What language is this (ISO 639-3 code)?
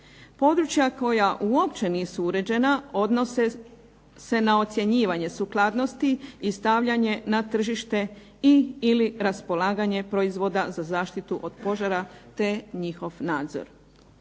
hrv